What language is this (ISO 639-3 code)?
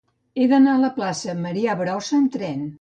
cat